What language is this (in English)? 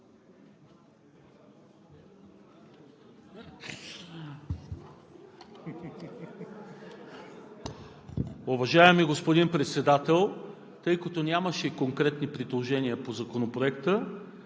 Bulgarian